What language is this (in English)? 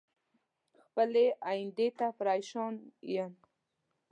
Pashto